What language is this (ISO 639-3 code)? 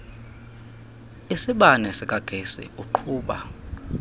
xho